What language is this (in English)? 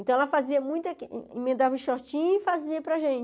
Portuguese